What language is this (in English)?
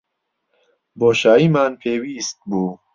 Central Kurdish